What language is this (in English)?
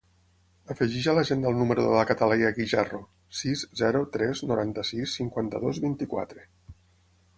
Catalan